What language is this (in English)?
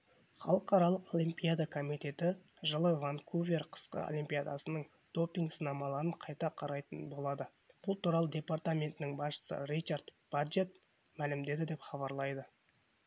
Kazakh